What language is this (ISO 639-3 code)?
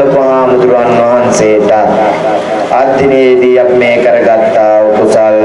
sin